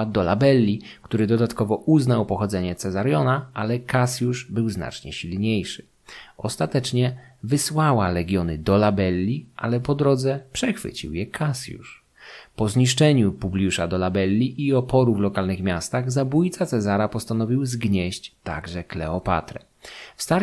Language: Polish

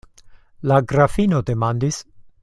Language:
Esperanto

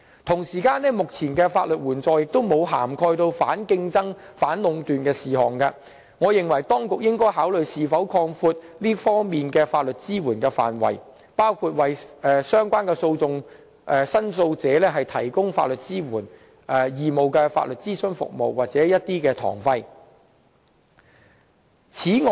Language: Cantonese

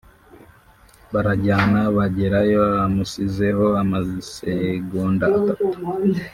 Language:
Kinyarwanda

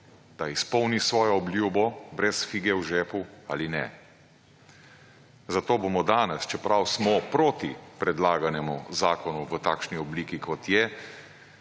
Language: Slovenian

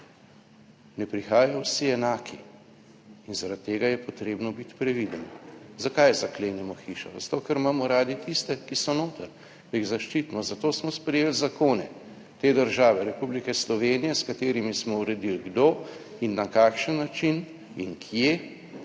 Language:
Slovenian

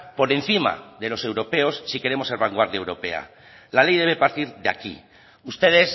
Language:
Spanish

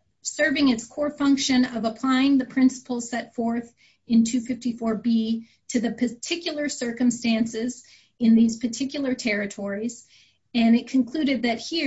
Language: English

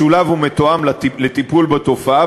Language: Hebrew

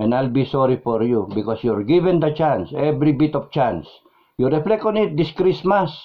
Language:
Filipino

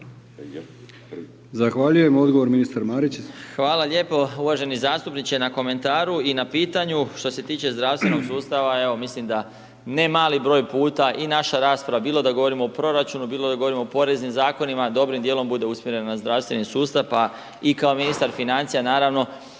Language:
Croatian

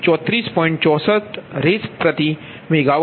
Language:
Gujarati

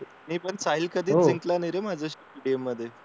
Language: Marathi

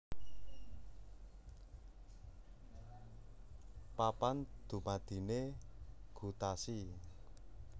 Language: Javanese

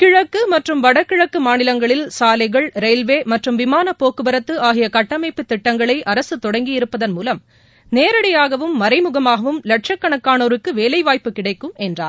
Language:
Tamil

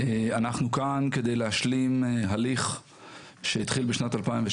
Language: Hebrew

